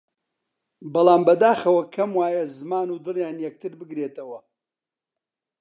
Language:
Central Kurdish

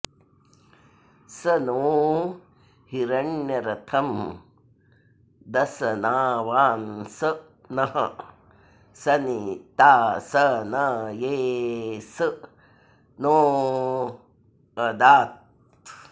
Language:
Sanskrit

